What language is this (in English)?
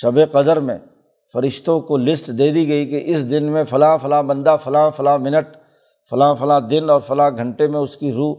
Urdu